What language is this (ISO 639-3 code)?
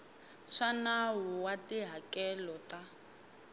tso